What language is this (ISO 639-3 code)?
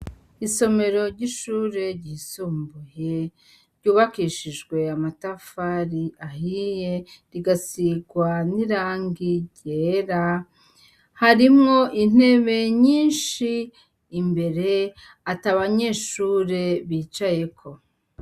run